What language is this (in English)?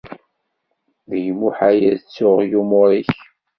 Kabyle